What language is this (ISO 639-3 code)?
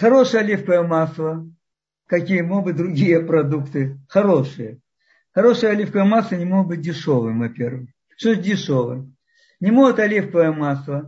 rus